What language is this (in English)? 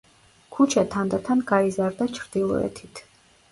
Georgian